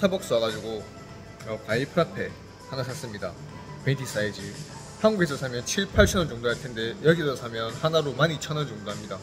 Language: Korean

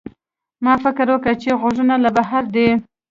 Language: Pashto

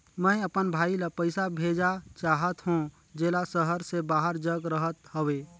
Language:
Chhattisgarhi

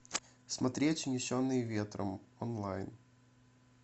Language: Russian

